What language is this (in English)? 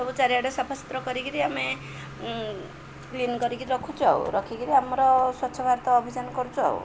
Odia